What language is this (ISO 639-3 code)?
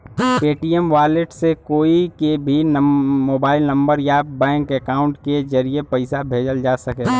bho